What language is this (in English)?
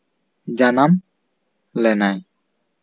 Santali